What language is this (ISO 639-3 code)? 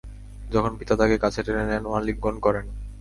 ben